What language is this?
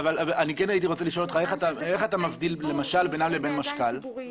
Hebrew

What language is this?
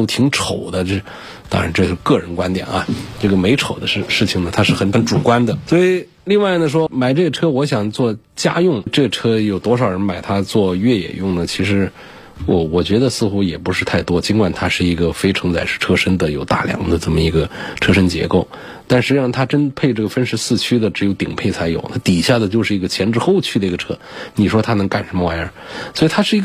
Chinese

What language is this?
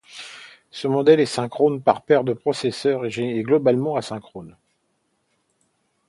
French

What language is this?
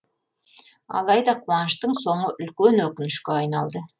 Kazakh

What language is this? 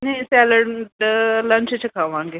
Punjabi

